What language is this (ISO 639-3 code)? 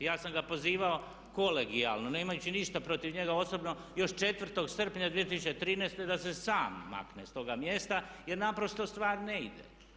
hrv